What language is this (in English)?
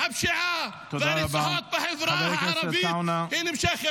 Hebrew